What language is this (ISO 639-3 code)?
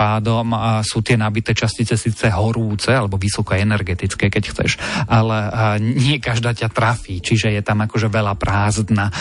slk